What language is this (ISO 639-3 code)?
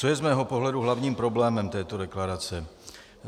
ces